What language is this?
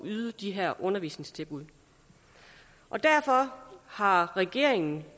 Danish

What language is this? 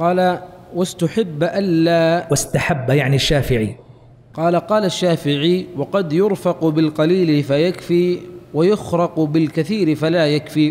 Arabic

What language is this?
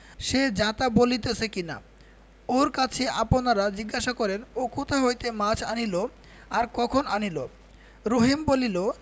Bangla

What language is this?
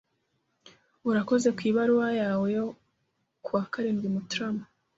Kinyarwanda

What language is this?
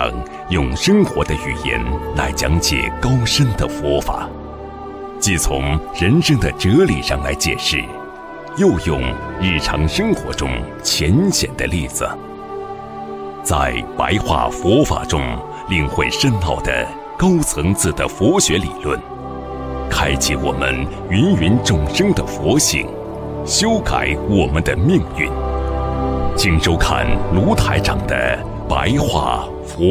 Chinese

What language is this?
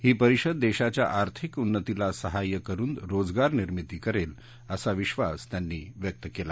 Marathi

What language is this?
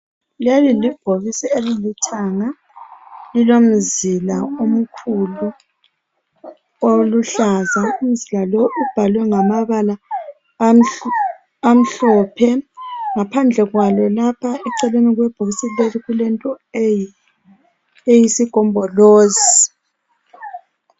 North Ndebele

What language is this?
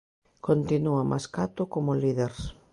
Galician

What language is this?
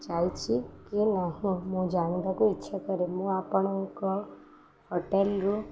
Odia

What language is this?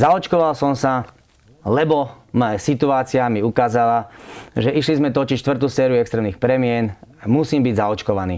Slovak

